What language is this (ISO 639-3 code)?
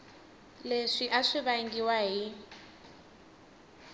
tso